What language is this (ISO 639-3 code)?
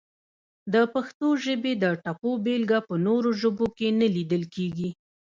pus